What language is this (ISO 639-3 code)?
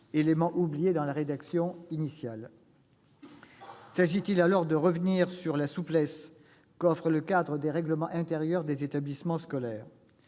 fra